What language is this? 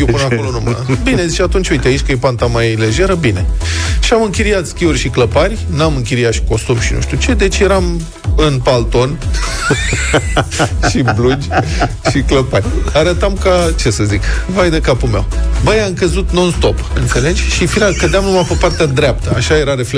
Romanian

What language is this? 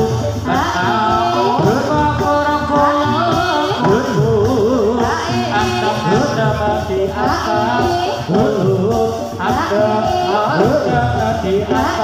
Thai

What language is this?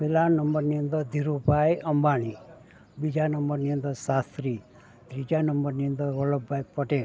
Gujarati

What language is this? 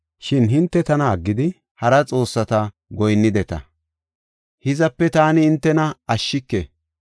Gofa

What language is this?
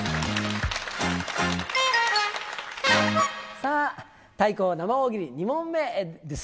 Japanese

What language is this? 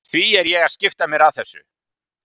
Icelandic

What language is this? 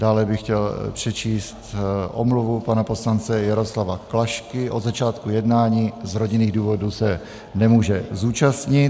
Czech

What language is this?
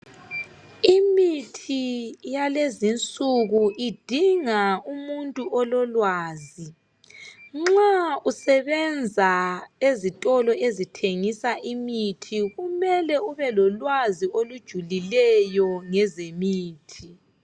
North Ndebele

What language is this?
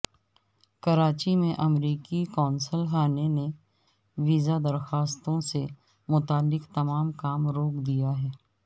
Urdu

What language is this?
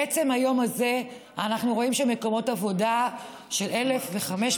Hebrew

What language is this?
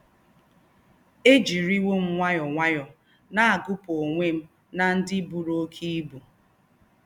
Igbo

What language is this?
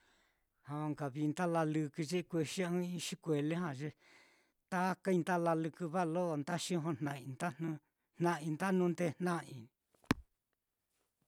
Mitlatongo Mixtec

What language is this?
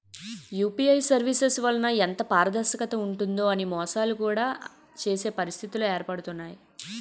Telugu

